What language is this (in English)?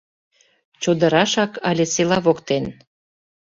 Mari